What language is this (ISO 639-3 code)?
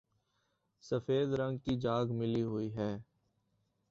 urd